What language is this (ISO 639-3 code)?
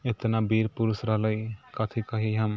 mai